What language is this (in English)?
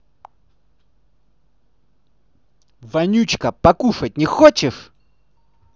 Russian